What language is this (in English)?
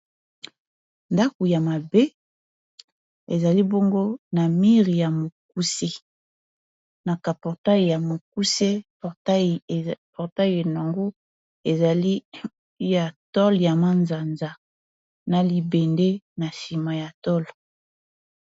Lingala